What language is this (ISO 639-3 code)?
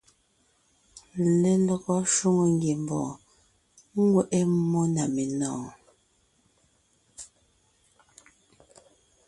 nnh